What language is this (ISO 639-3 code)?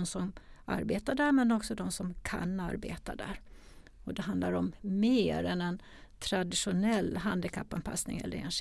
swe